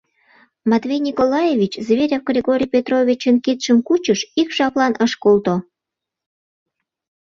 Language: Mari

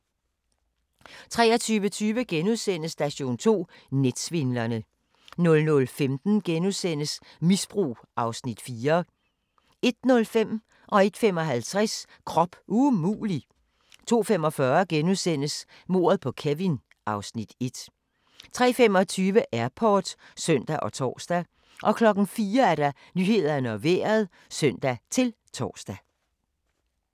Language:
Danish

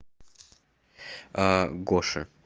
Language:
Russian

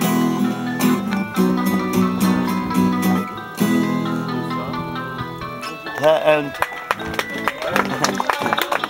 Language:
Czech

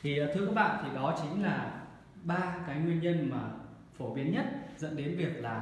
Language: Vietnamese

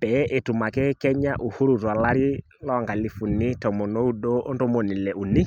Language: Masai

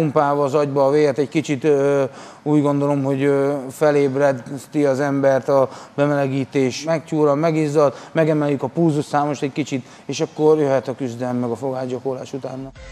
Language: Hungarian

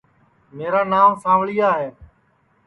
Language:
Sansi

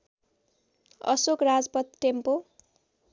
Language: Nepali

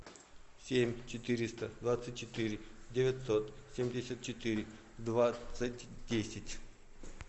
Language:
Russian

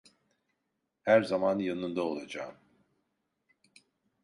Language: Turkish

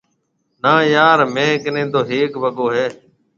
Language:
Marwari (Pakistan)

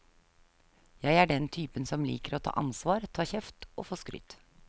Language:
Norwegian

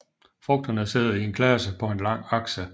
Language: Danish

